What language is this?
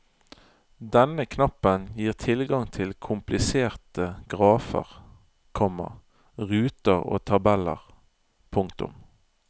Norwegian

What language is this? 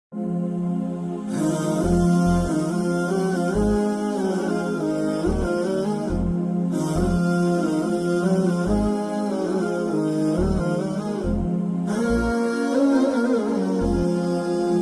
Arabic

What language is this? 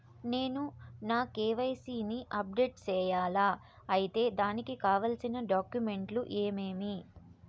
Telugu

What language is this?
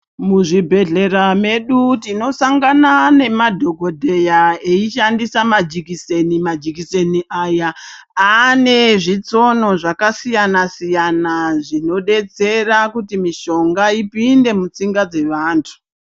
Ndau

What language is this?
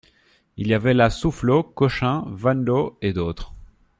French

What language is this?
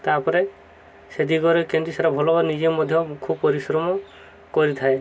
Odia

